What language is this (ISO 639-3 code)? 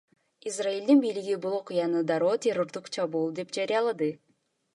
kir